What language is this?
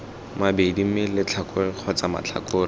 Tswana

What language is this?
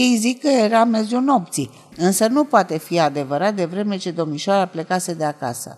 Romanian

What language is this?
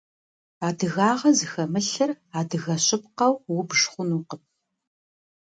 Kabardian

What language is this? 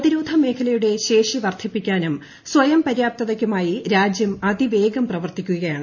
Malayalam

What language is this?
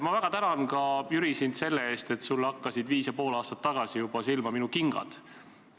Estonian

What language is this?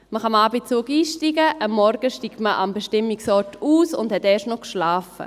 Swiss German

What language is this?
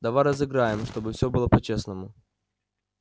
Russian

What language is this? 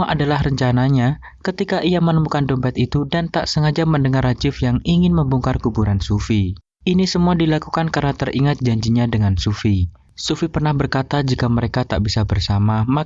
Indonesian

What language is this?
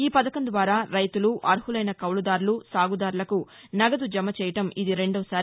Telugu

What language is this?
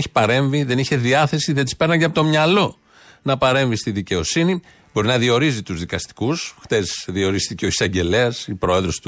Greek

